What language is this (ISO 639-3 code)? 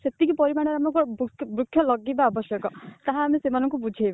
ori